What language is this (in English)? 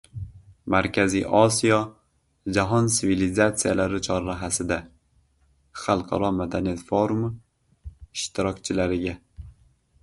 Uzbek